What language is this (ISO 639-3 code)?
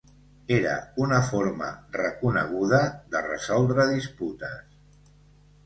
cat